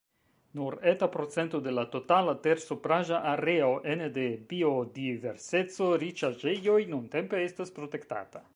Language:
Esperanto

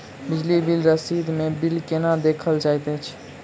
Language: Maithili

